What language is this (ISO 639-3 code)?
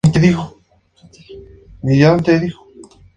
spa